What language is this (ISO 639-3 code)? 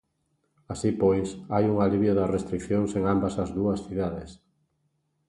glg